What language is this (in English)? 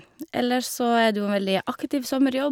Norwegian